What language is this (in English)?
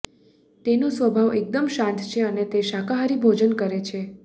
Gujarati